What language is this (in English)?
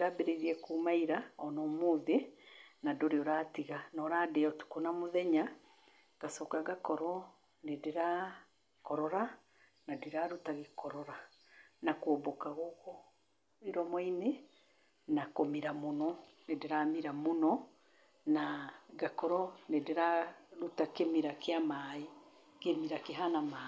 Kikuyu